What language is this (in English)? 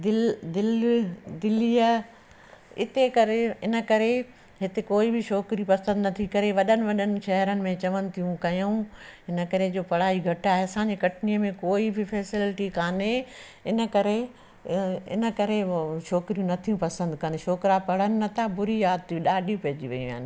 Sindhi